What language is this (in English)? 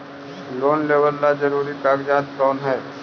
Magahi